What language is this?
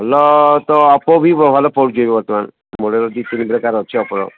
Odia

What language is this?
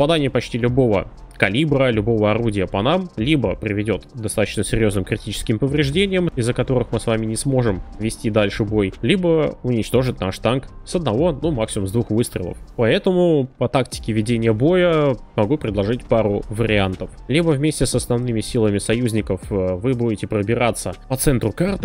Russian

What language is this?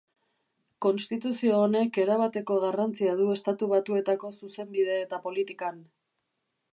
Basque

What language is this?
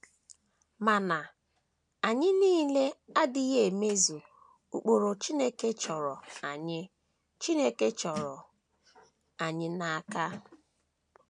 Igbo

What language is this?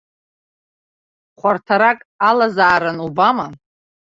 Abkhazian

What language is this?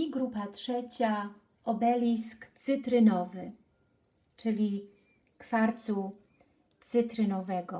Polish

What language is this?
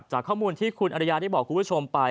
Thai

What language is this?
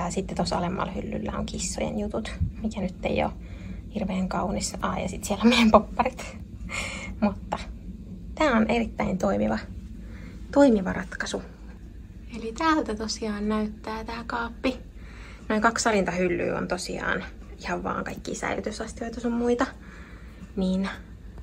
Finnish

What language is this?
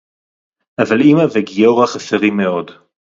Hebrew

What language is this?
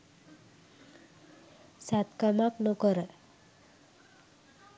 Sinhala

